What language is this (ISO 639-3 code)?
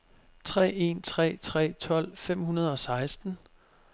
dan